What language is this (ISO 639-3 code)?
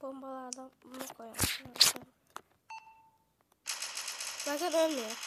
tur